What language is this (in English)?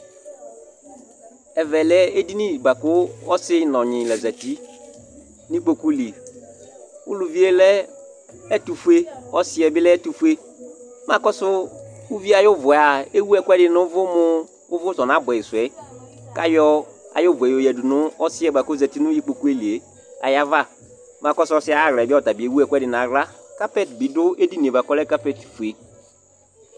Ikposo